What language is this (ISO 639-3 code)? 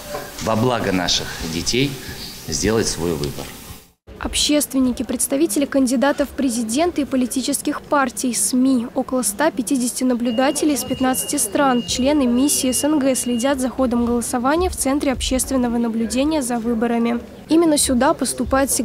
rus